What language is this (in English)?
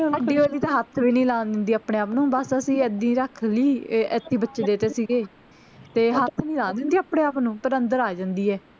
Punjabi